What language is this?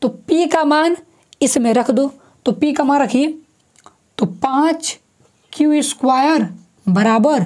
Hindi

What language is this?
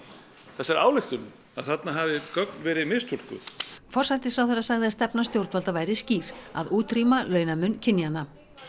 Icelandic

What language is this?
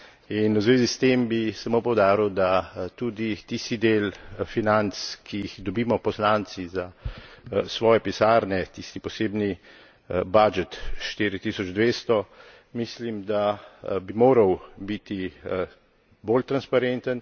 Slovenian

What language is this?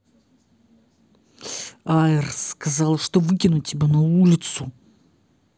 Russian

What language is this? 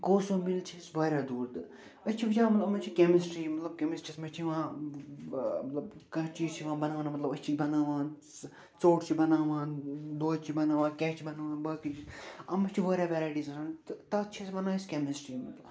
Kashmiri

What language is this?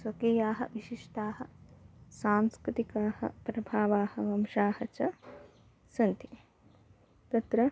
Sanskrit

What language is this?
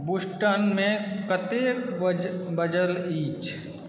Maithili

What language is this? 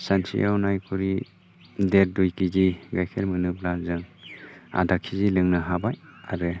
Bodo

